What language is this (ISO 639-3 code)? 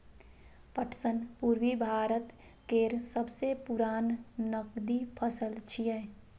mai